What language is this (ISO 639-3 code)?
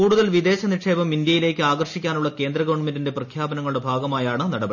mal